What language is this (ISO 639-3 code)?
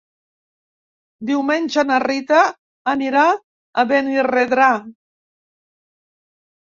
cat